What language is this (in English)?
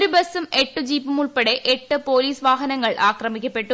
Malayalam